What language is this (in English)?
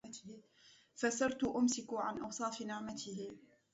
Arabic